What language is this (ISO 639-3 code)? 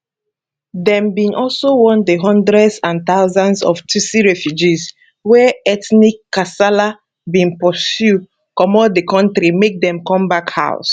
pcm